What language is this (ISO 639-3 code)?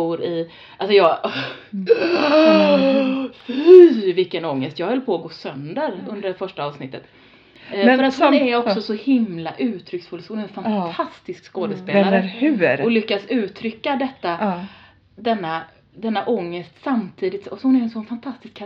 swe